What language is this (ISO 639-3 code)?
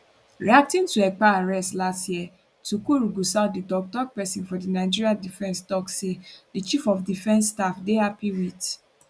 pcm